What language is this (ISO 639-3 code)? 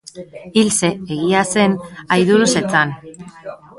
eus